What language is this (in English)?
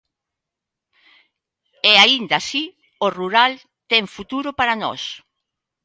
Galician